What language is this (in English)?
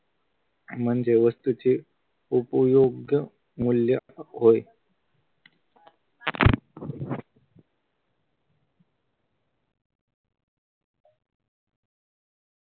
Marathi